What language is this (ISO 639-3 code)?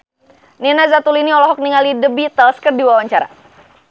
sun